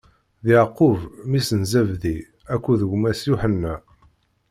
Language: Kabyle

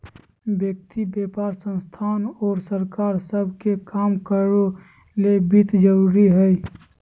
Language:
Magahi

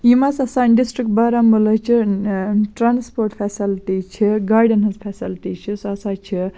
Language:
Kashmiri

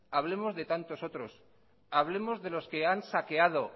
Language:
Spanish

